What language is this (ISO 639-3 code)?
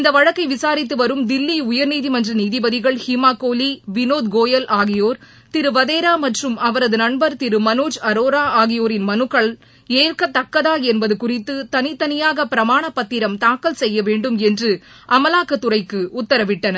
tam